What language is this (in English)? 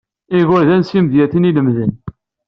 Kabyle